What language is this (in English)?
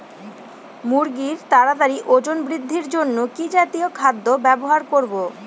Bangla